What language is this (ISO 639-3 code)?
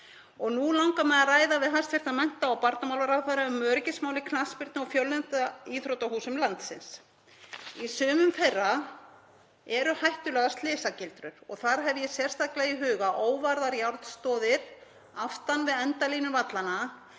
isl